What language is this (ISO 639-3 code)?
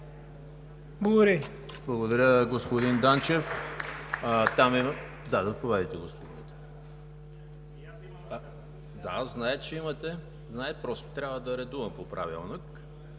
bul